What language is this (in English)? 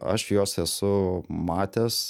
Lithuanian